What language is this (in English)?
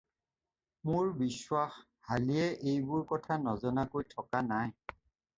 Assamese